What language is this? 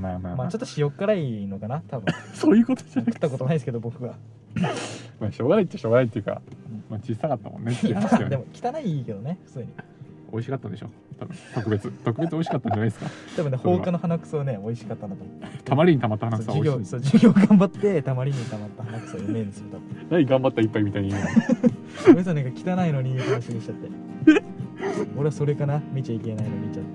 Japanese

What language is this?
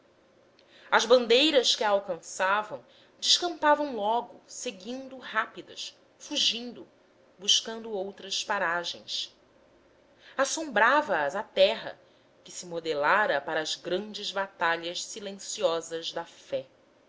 Portuguese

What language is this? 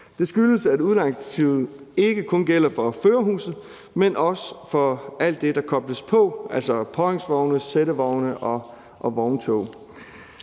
Danish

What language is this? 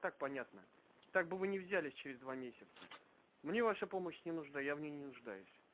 Russian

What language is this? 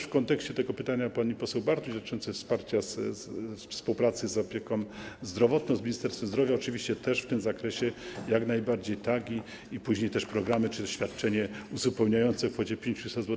Polish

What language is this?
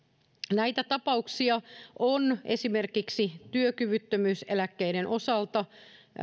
Finnish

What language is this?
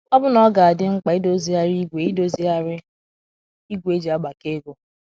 Igbo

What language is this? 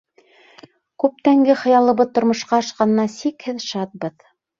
Bashkir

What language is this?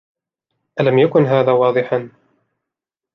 Arabic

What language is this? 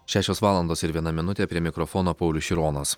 Lithuanian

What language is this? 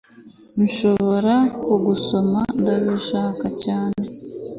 Kinyarwanda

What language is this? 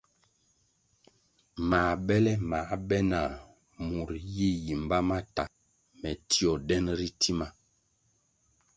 Kwasio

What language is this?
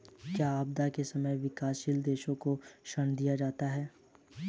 Hindi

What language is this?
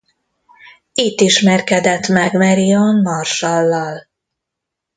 Hungarian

